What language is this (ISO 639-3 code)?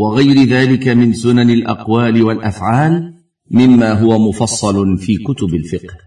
ara